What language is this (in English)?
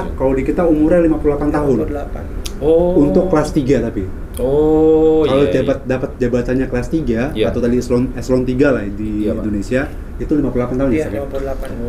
Indonesian